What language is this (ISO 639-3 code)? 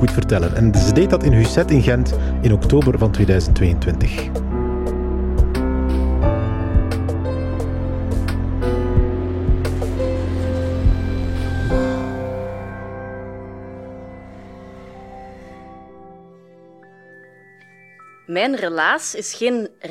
nld